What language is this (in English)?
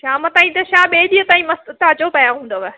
Sindhi